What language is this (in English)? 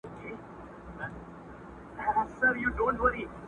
Pashto